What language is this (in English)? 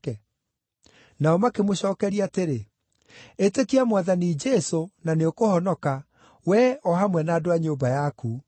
Kikuyu